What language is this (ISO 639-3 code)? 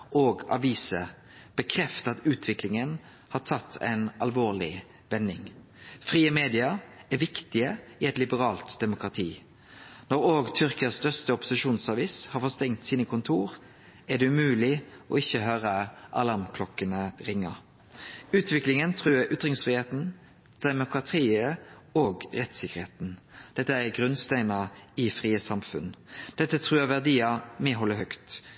nno